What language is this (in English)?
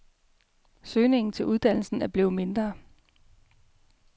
Danish